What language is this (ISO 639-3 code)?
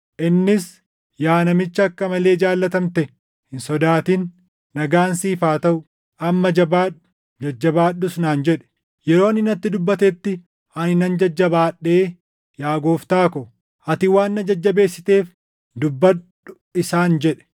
orm